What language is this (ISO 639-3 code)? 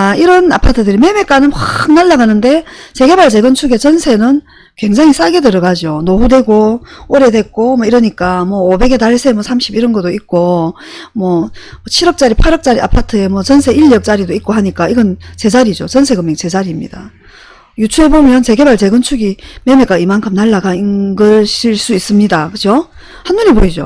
kor